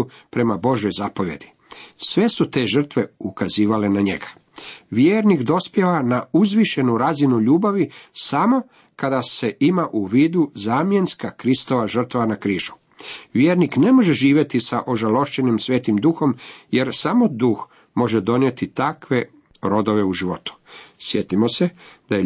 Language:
Croatian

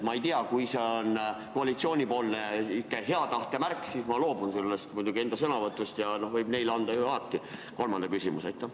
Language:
Estonian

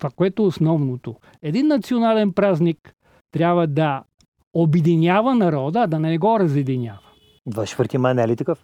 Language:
Bulgarian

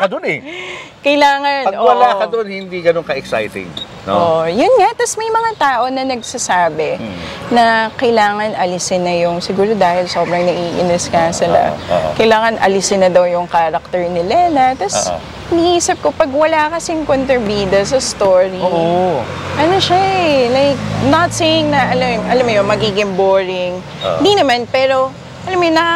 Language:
Filipino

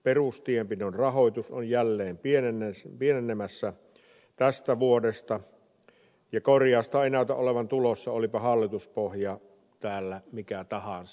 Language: Finnish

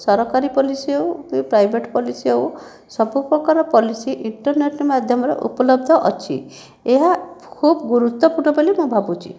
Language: Odia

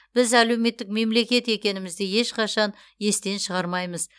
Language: Kazakh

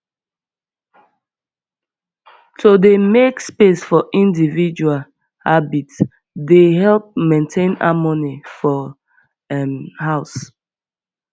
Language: Nigerian Pidgin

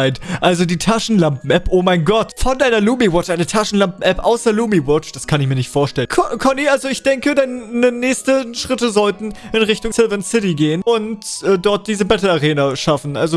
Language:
German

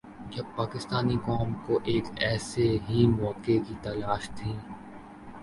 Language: Urdu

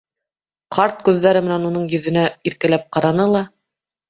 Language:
Bashkir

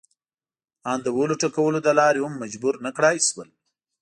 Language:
Pashto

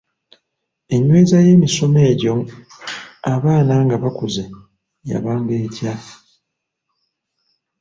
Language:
Ganda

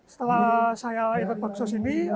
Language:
Indonesian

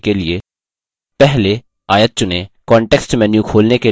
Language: Hindi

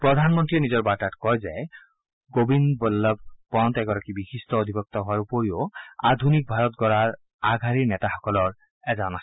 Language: Assamese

